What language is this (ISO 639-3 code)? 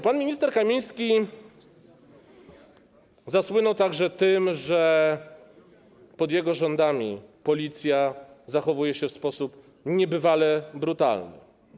pol